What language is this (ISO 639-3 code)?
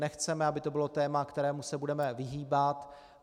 ces